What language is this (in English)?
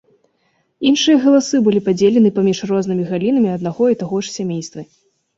Belarusian